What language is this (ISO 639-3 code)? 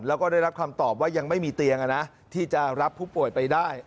tha